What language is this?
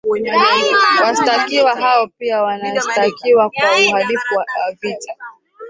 Swahili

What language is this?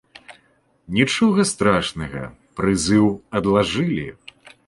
Belarusian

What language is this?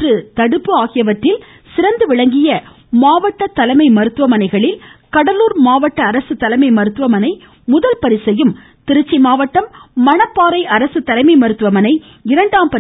Tamil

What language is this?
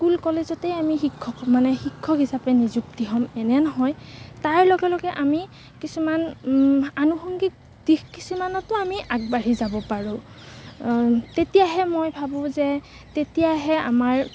Assamese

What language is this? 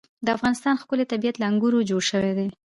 Pashto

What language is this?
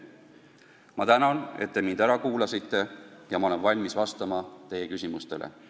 Estonian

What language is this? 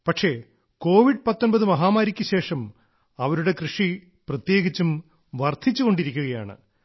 Malayalam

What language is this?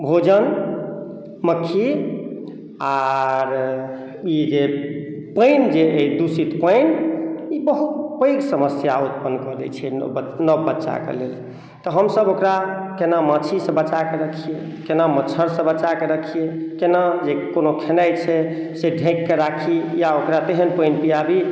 Maithili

